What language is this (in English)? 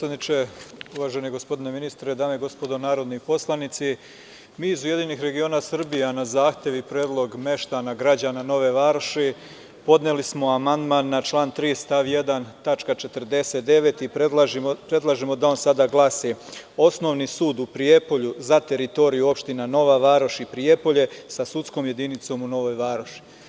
Serbian